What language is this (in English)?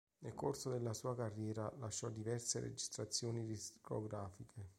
Italian